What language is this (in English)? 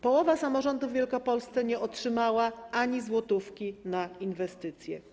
Polish